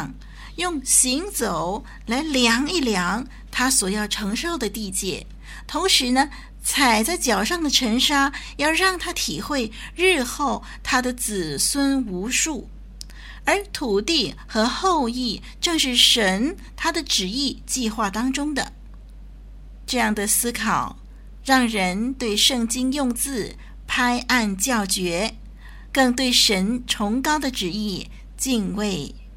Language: Chinese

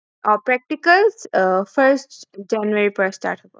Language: Assamese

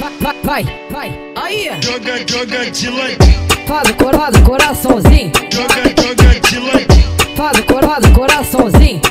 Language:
Romanian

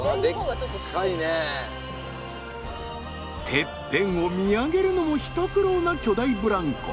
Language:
Japanese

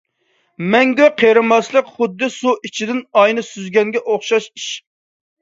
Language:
Uyghur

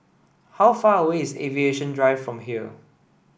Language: English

